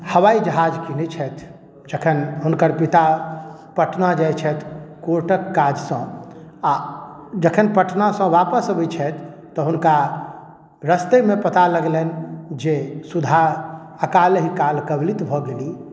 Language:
Maithili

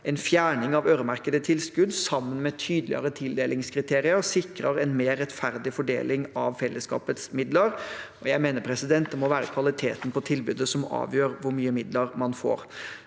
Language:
Norwegian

